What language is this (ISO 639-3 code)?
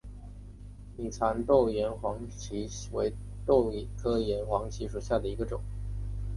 zho